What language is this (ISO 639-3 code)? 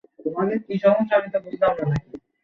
ben